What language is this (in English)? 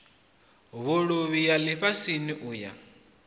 Venda